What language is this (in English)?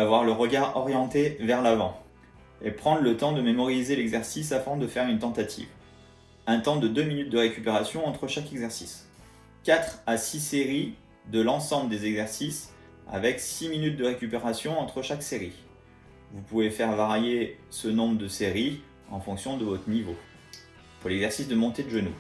French